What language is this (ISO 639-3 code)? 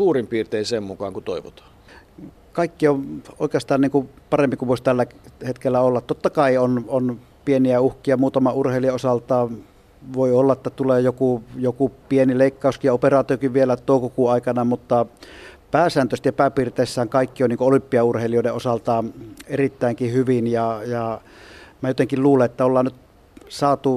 fin